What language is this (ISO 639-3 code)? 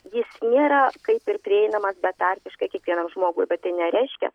lit